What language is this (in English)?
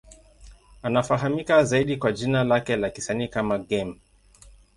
Swahili